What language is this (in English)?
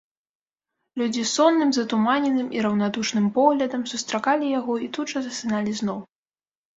Belarusian